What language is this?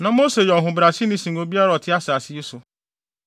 Akan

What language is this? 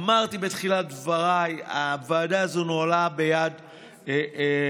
Hebrew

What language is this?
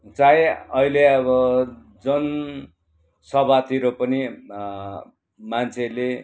Nepali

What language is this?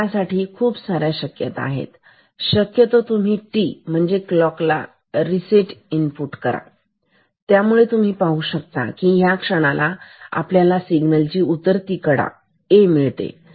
Marathi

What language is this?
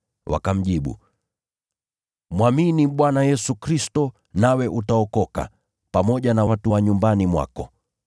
Swahili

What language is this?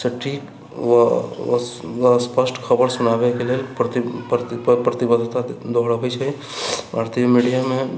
Maithili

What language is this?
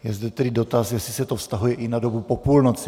Czech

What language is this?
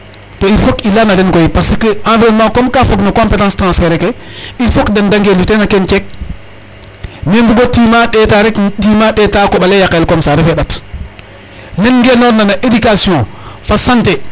Serer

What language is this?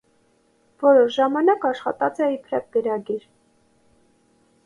Armenian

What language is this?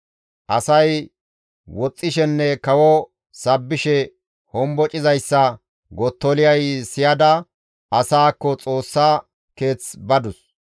Gamo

